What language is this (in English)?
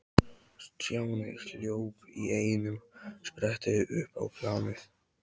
Icelandic